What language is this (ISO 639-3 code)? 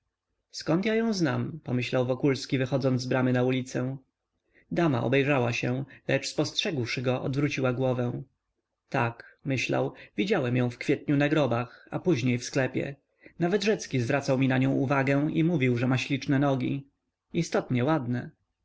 pol